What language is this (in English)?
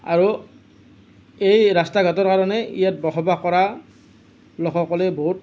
Assamese